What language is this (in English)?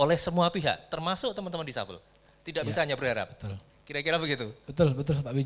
Indonesian